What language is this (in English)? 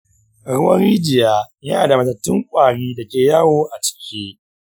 Hausa